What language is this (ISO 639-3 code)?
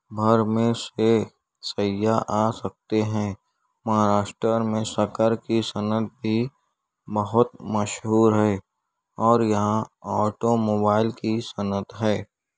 urd